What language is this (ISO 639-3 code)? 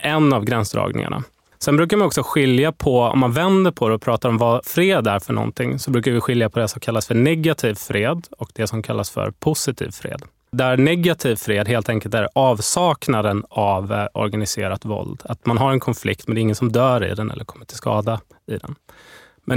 swe